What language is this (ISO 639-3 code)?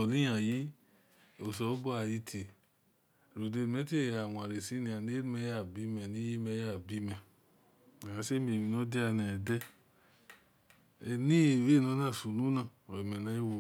ish